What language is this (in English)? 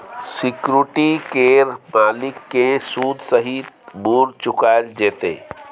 Maithili